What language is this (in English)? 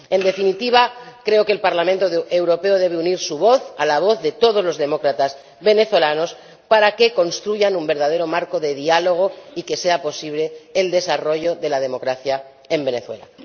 Spanish